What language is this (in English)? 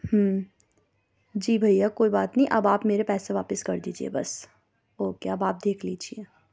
Urdu